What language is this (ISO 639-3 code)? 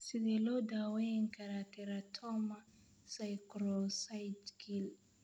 som